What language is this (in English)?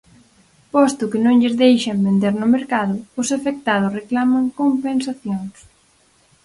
Galician